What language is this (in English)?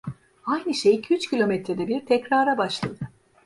Turkish